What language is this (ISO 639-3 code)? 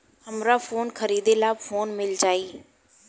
bho